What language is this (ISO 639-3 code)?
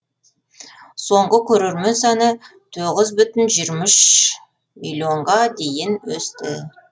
kaz